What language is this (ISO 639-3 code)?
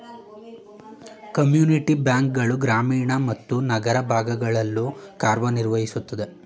kan